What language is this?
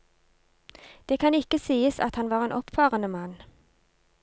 Norwegian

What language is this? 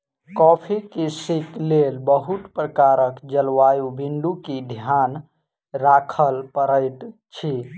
Maithili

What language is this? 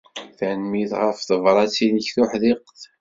Kabyle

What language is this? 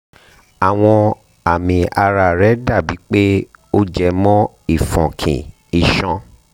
Yoruba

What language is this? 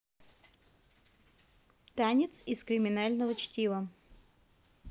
Russian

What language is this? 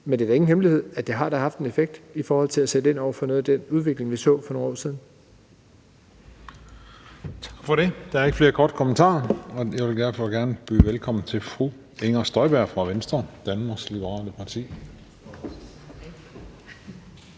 Danish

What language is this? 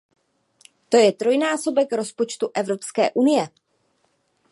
Czech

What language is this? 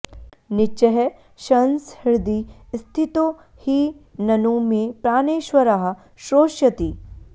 Sanskrit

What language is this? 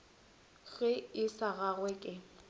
Northern Sotho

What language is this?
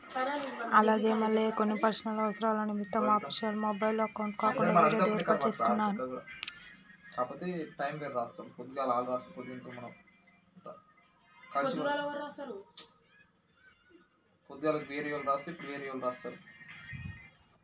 Telugu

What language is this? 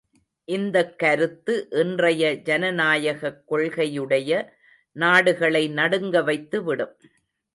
Tamil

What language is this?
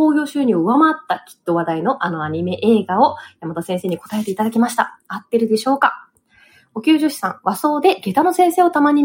Japanese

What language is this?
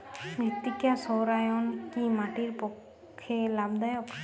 Bangla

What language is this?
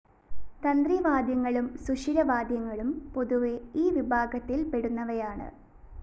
Malayalam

